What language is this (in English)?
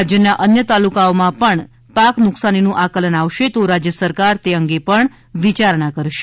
Gujarati